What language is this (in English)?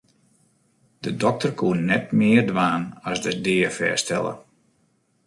Western Frisian